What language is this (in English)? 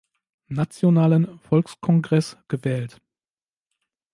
German